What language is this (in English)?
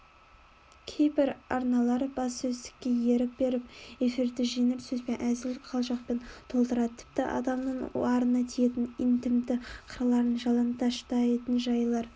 Kazakh